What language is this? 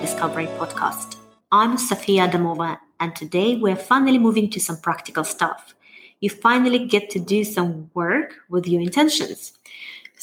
English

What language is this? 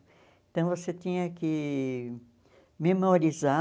Portuguese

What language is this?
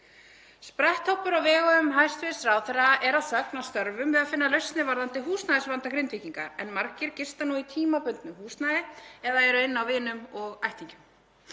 Icelandic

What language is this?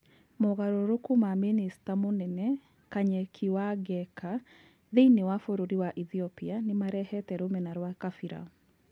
Kikuyu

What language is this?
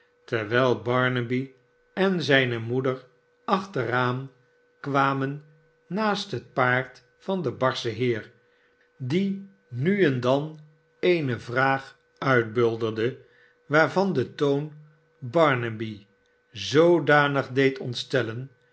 Dutch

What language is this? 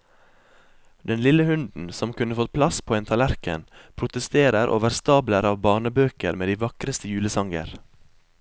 Norwegian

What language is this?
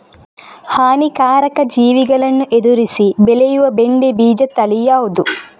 Kannada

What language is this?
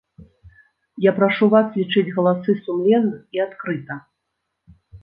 Belarusian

